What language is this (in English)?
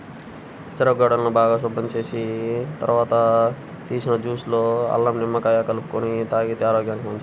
Telugu